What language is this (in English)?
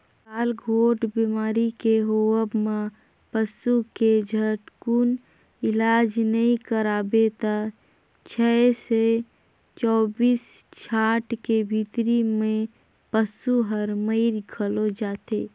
Chhattisgarhi